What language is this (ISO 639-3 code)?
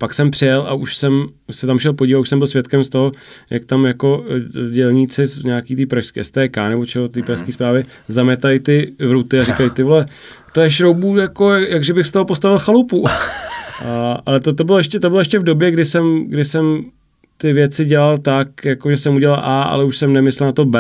ces